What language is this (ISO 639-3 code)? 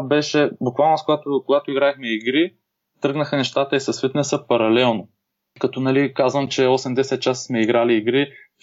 bul